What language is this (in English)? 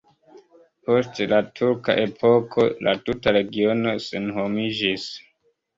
Esperanto